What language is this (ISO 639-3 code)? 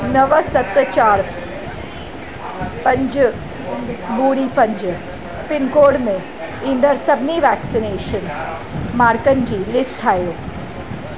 snd